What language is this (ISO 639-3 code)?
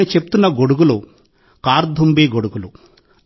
tel